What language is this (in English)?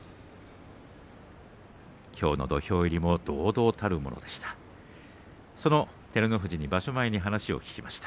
Japanese